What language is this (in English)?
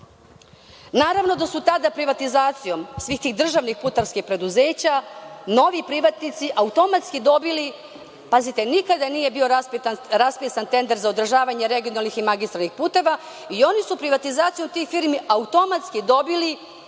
Serbian